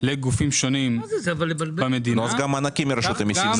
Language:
Hebrew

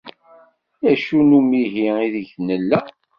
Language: Kabyle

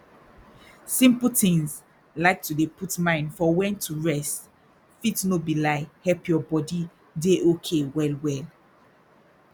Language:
Nigerian Pidgin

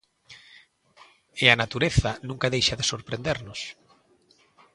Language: Galician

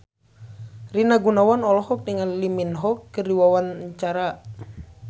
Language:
Sundanese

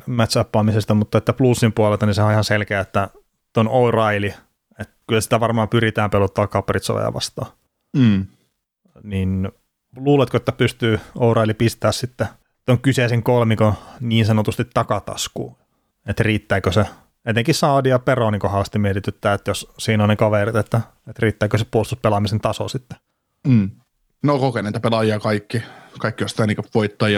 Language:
Finnish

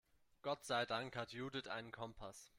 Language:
German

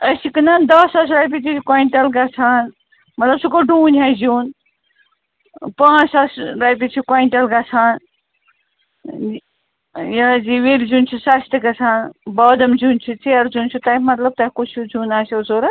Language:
Kashmiri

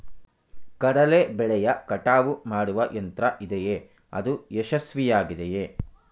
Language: Kannada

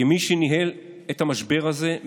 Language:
Hebrew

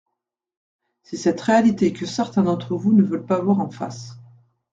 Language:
French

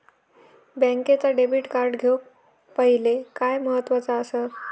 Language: Marathi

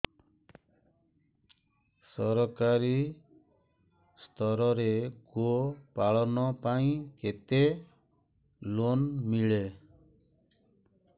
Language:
Odia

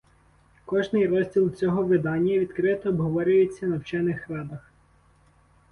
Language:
Ukrainian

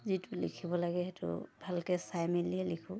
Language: Assamese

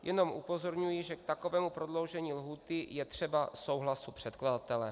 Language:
Czech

